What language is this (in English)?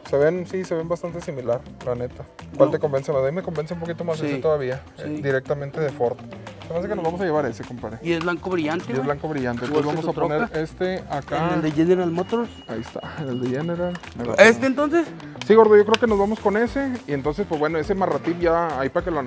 Spanish